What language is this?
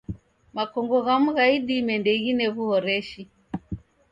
Taita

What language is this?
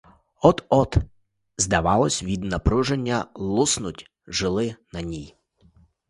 Ukrainian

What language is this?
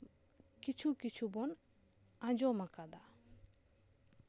Santali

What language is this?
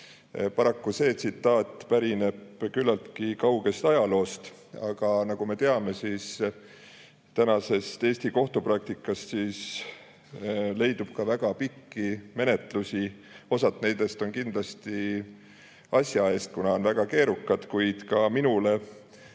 Estonian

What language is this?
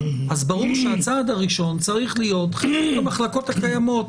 Hebrew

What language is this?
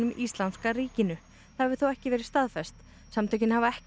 Icelandic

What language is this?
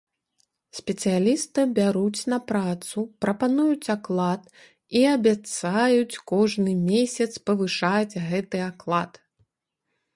Belarusian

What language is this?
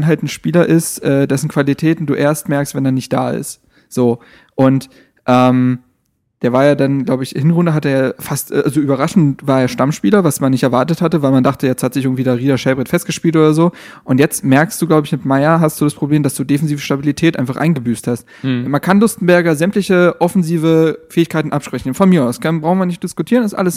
German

